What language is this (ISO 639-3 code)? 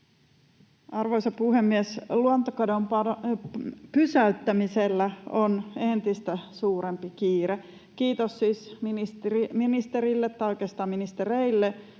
fin